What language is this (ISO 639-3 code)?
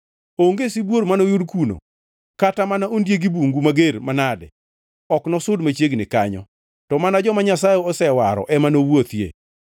luo